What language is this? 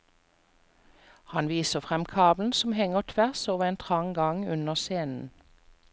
Norwegian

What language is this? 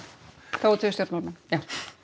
Icelandic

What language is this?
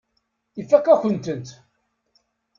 Kabyle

